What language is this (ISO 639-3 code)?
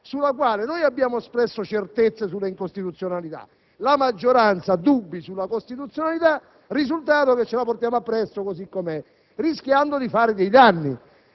ita